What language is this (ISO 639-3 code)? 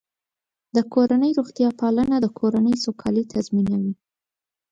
pus